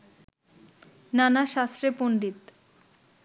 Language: Bangla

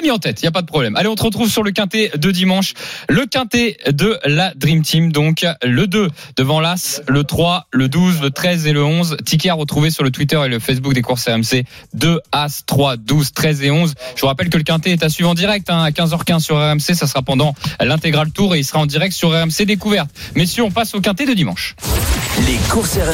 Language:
French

